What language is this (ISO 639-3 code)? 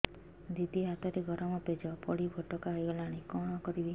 ori